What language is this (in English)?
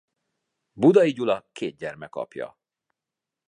Hungarian